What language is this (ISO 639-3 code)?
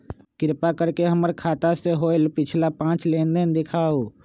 mag